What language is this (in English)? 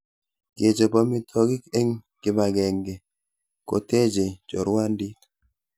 Kalenjin